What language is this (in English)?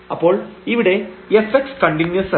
Malayalam